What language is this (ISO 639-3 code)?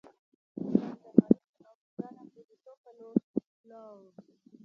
pus